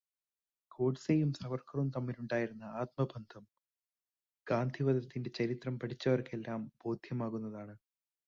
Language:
Malayalam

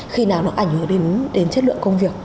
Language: Vietnamese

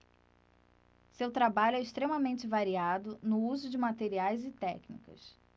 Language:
Portuguese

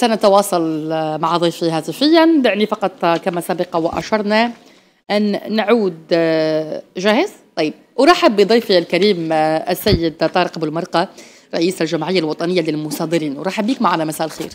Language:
Arabic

